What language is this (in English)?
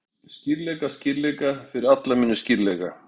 Icelandic